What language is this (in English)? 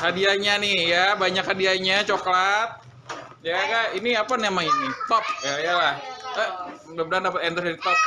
Indonesian